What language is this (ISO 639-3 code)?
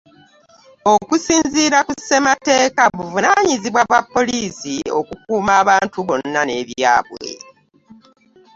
lug